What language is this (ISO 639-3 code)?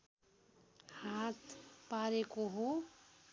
nep